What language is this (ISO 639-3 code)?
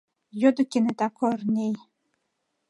chm